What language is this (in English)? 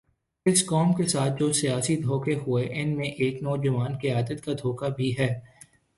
Urdu